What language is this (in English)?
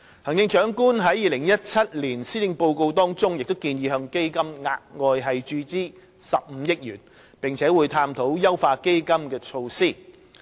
Cantonese